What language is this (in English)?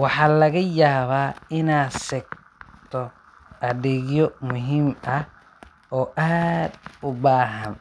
Somali